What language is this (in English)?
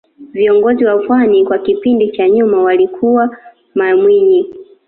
Swahili